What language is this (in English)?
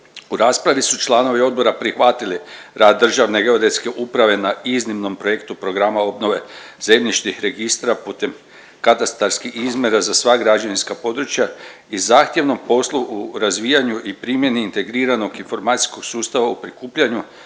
Croatian